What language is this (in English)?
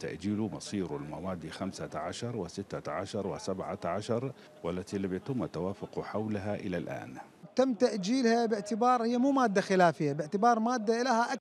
Arabic